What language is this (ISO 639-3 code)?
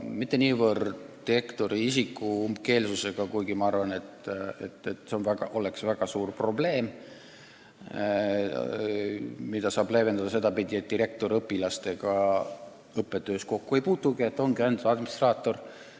est